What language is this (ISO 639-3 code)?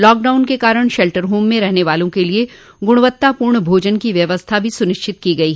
hin